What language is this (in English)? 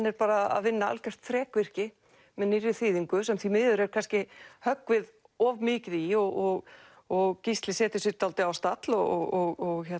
Icelandic